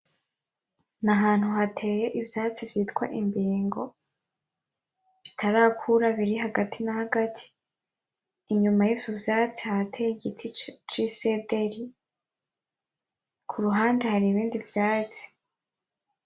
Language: Rundi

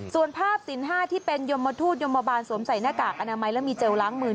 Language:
Thai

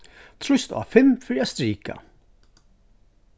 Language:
Faroese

